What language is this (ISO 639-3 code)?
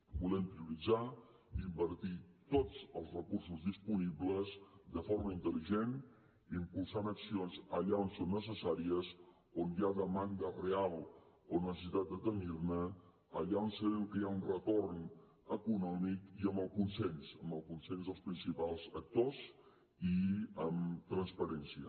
cat